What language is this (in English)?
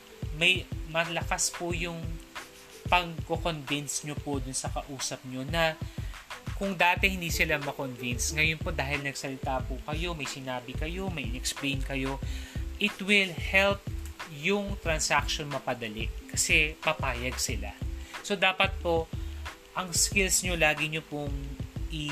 Filipino